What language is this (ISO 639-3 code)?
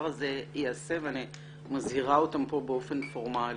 heb